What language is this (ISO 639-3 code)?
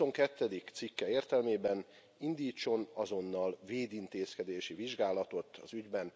hun